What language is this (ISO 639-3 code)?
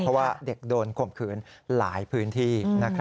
tha